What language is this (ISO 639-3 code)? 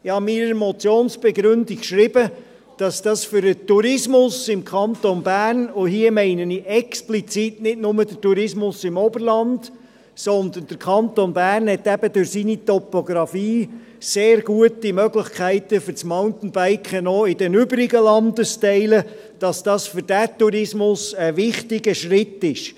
gsw